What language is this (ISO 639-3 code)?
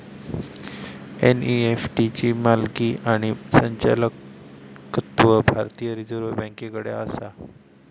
mar